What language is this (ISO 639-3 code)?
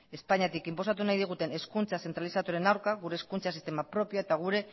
eus